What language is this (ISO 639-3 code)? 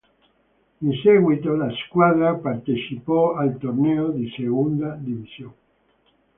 ita